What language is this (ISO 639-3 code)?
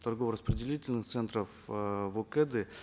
kaz